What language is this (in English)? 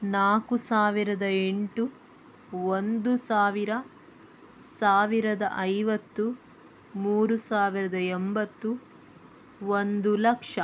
Kannada